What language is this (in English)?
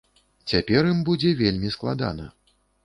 Belarusian